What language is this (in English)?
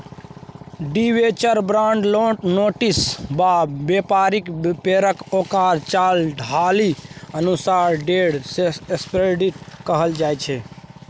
Maithili